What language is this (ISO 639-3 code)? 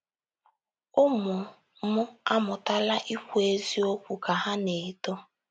ibo